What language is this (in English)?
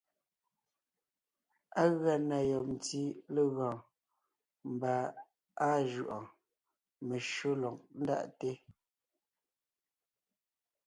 Ngiemboon